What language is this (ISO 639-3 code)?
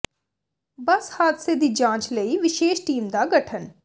pan